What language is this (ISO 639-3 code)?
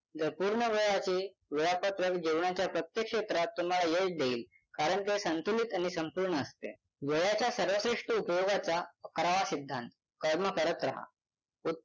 mar